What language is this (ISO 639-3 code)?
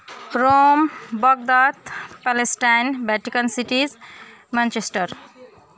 nep